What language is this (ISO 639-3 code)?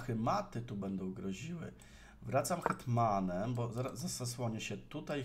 pol